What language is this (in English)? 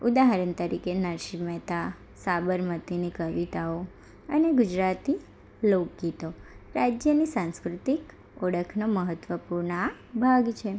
Gujarati